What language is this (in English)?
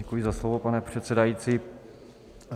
Czech